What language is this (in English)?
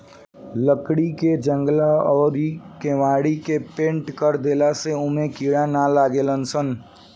Bhojpuri